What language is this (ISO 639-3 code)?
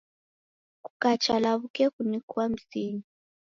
dav